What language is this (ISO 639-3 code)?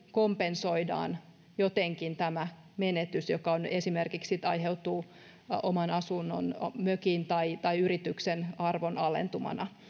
fin